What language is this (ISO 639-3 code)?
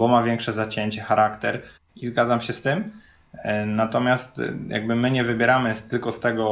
pol